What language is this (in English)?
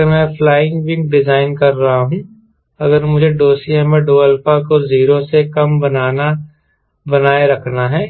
Hindi